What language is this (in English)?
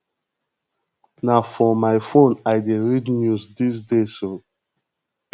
Nigerian Pidgin